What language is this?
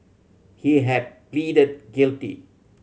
English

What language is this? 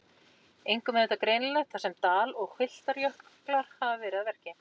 Icelandic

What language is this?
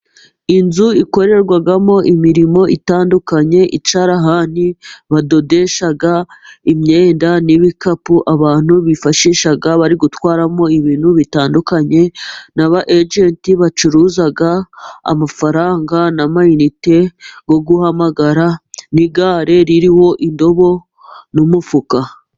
Kinyarwanda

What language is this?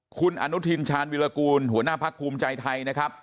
Thai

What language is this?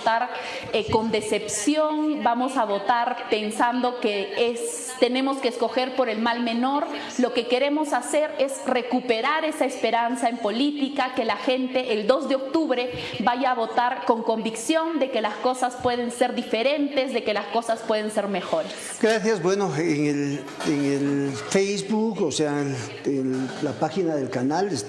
Spanish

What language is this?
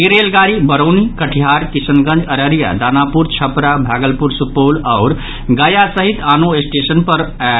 Maithili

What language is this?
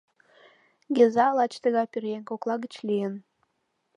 Mari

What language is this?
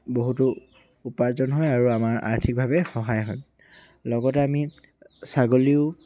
Assamese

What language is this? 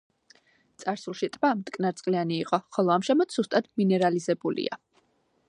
Georgian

